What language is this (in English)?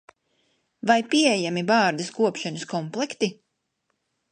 Latvian